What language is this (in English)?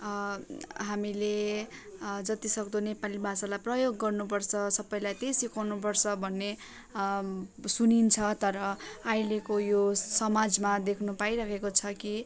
Nepali